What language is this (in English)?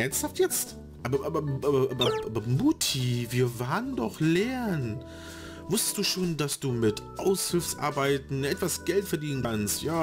German